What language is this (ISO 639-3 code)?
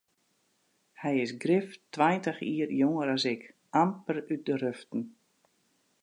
fry